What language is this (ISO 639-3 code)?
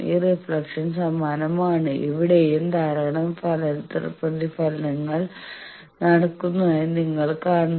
mal